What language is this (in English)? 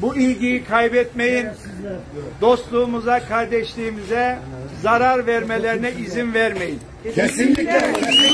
Turkish